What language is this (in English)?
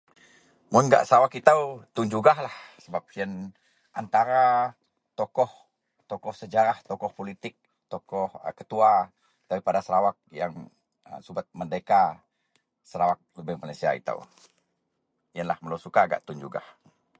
Central Melanau